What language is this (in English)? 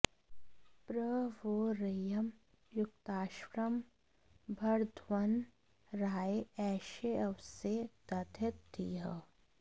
Sanskrit